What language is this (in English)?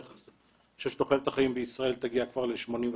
Hebrew